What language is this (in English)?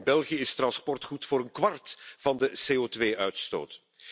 Dutch